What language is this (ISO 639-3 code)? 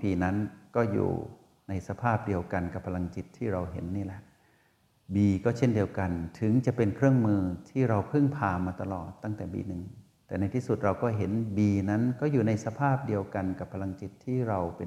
tha